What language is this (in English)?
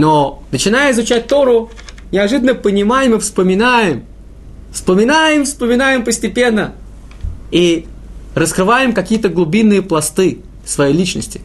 Russian